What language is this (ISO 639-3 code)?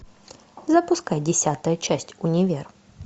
rus